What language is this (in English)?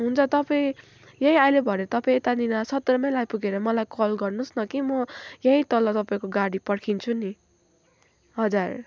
Nepali